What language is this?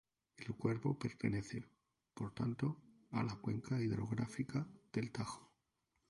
Spanish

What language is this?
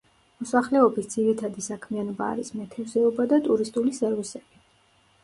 Georgian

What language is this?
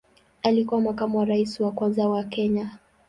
Swahili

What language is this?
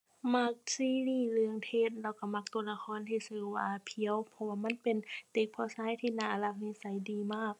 Thai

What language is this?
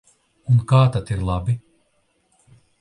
Latvian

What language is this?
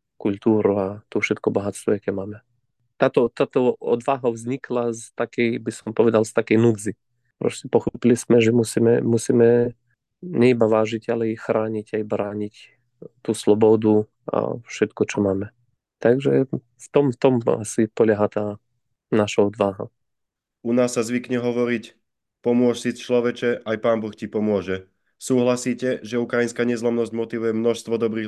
Slovak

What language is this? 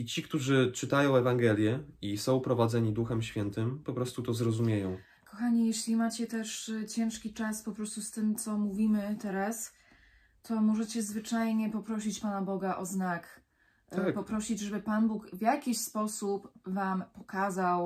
Polish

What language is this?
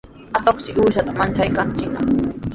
Sihuas Ancash Quechua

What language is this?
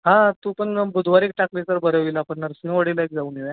Marathi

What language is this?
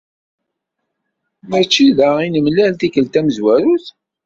Kabyle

